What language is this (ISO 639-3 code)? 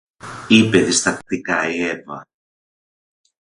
ell